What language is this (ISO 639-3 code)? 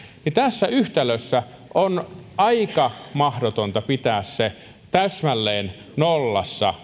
fin